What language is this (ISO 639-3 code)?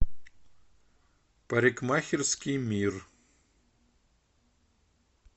rus